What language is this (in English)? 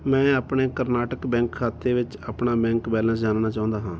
Punjabi